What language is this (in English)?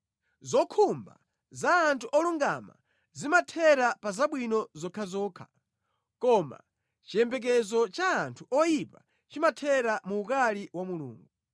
Nyanja